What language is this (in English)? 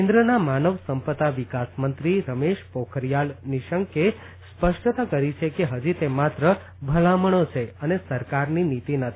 Gujarati